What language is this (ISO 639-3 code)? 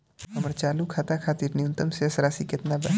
bho